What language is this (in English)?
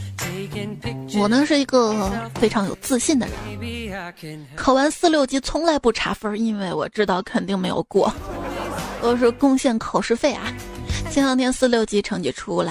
Chinese